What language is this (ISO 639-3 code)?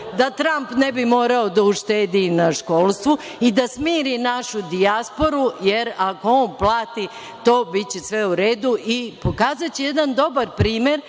srp